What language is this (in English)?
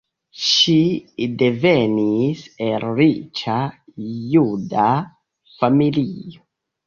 Esperanto